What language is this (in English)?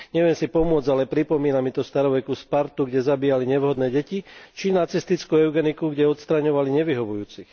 Slovak